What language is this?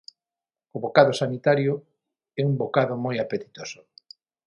Galician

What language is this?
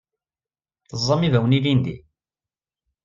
Kabyle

